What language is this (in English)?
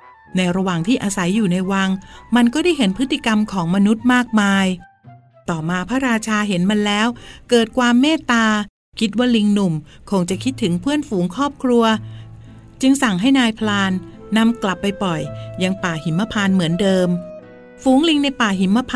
Thai